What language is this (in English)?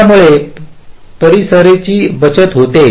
Marathi